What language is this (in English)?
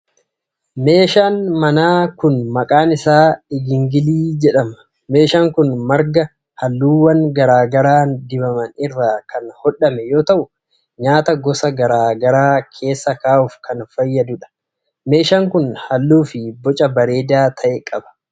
Oromo